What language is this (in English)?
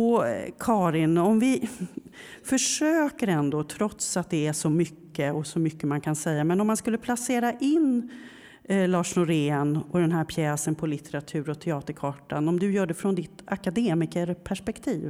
Swedish